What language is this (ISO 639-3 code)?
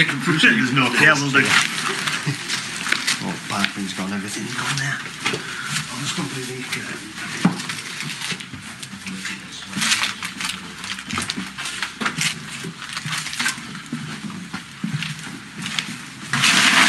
heb